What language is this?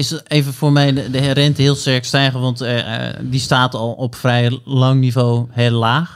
Dutch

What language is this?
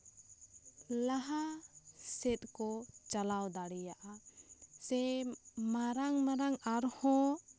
Santali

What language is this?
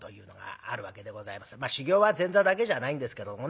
Japanese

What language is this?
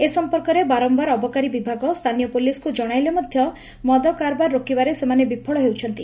Odia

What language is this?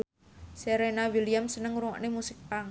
Javanese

